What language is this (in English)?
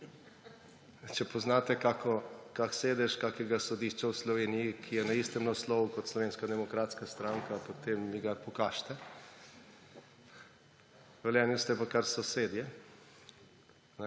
Slovenian